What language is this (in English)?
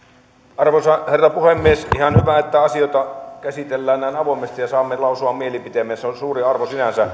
Finnish